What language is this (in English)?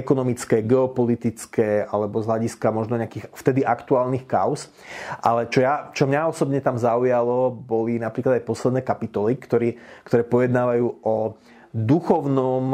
Slovak